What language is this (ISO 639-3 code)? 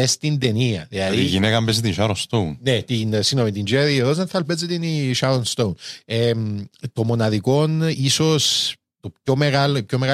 ell